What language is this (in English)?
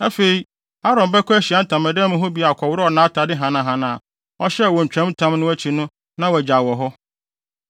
Akan